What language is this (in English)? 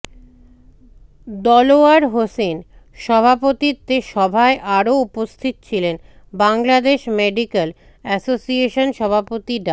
Bangla